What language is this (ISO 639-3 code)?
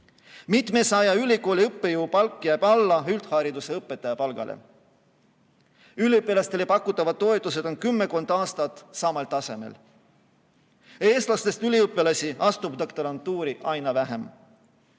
est